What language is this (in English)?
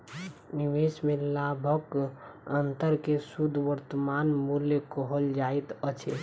Maithili